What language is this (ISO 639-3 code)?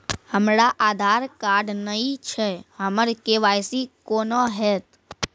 mai